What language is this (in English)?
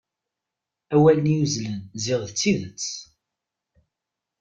Kabyle